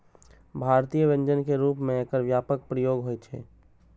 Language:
Maithili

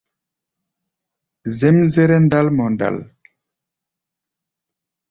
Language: Gbaya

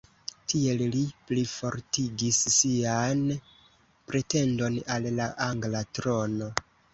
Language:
Esperanto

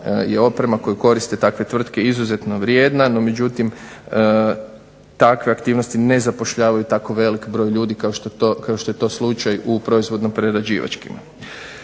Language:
Croatian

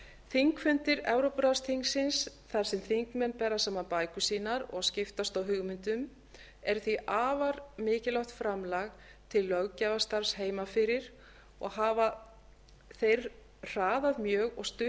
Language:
Icelandic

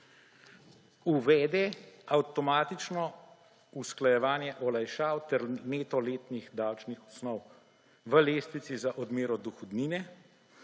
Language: Slovenian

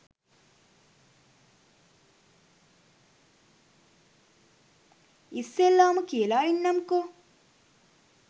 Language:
Sinhala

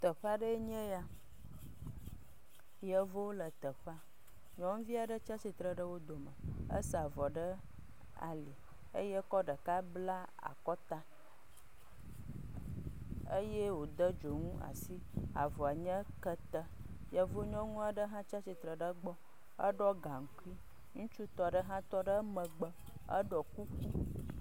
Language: Ewe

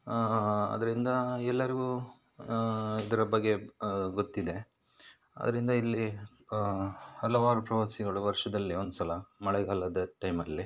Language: Kannada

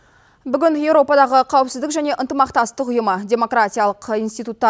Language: Kazakh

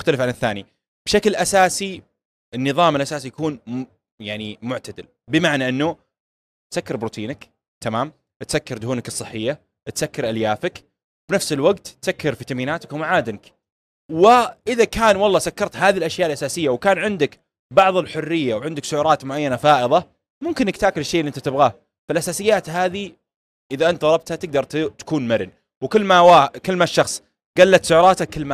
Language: Arabic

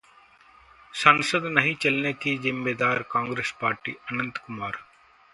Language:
Hindi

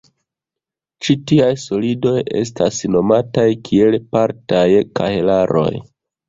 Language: Esperanto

